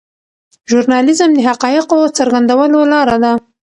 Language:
Pashto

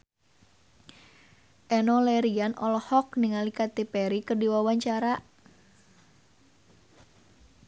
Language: Sundanese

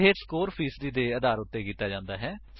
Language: Punjabi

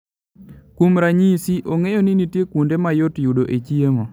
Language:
Luo (Kenya and Tanzania)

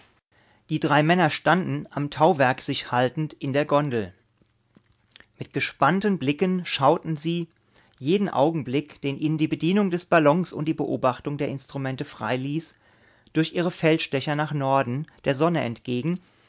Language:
German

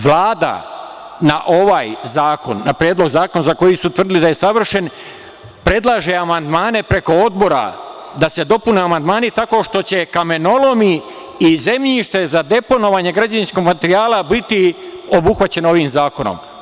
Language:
Serbian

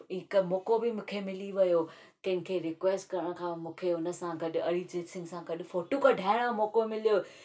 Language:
Sindhi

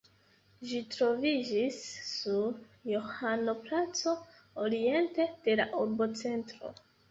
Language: Esperanto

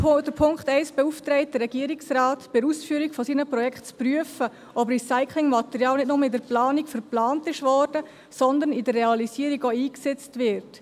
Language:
Swiss German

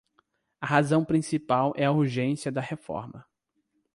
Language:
Portuguese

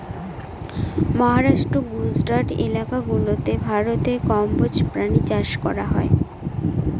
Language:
Bangla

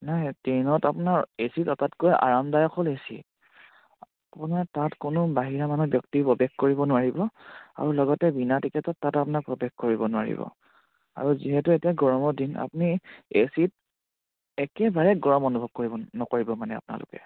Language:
Assamese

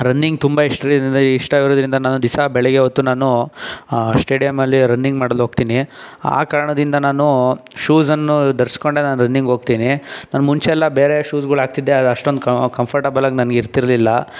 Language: Kannada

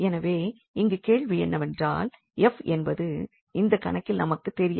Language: Tamil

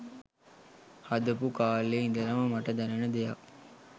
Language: Sinhala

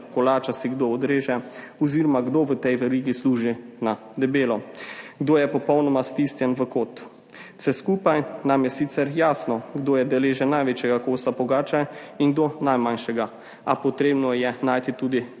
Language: Slovenian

